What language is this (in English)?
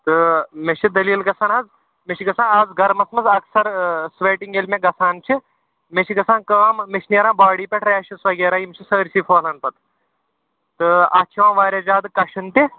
Kashmiri